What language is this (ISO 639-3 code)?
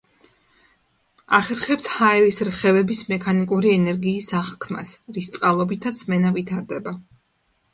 kat